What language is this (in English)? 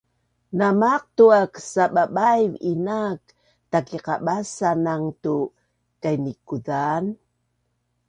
Bunun